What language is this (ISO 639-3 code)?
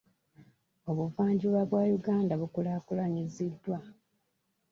lug